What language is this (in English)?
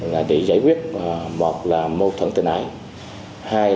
Vietnamese